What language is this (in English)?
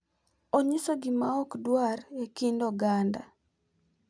Luo (Kenya and Tanzania)